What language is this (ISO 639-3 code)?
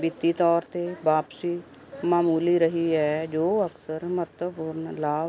pan